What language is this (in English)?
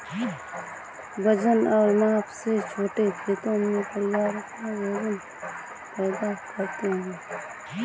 Hindi